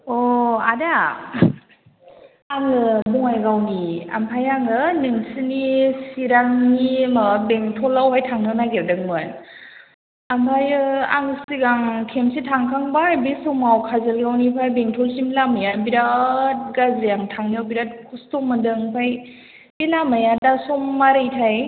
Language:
Bodo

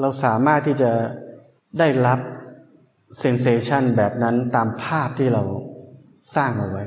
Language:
Thai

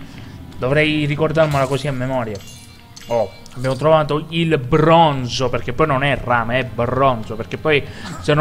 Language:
Italian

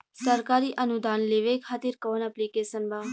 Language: Bhojpuri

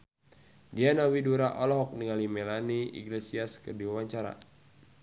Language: Sundanese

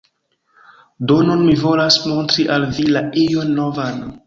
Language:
Esperanto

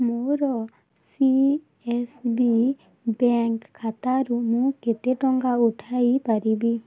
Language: Odia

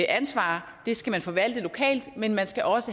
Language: Danish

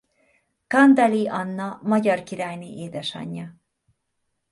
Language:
Hungarian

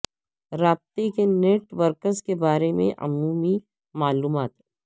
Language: Urdu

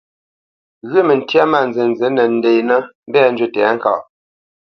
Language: Bamenyam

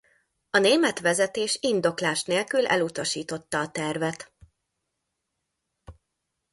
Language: Hungarian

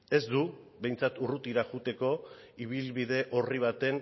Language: Basque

